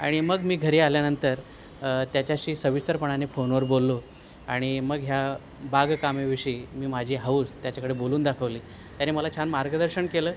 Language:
Marathi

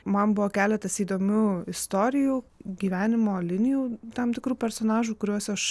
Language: Lithuanian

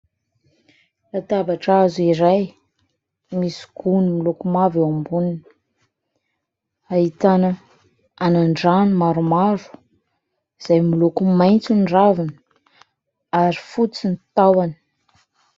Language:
Malagasy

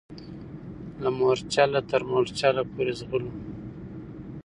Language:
Pashto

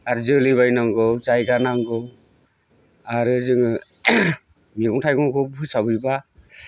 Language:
Bodo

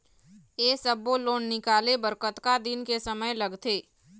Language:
Chhattisgarhi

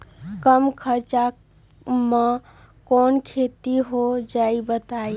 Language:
Magahi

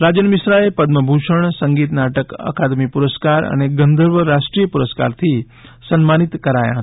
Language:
Gujarati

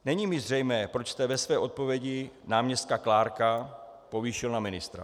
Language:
Czech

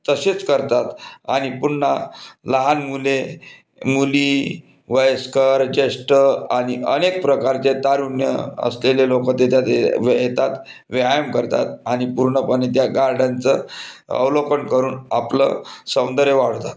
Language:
Marathi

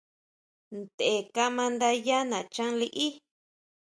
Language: Huautla Mazatec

